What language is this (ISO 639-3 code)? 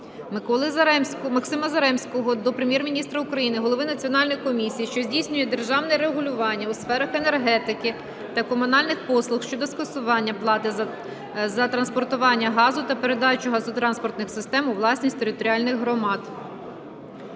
ukr